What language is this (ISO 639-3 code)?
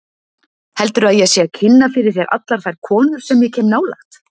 isl